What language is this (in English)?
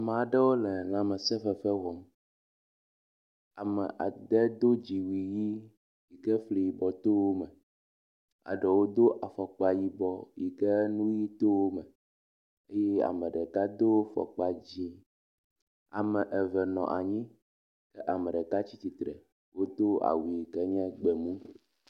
Ewe